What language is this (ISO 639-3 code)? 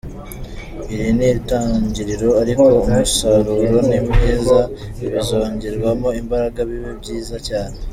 kin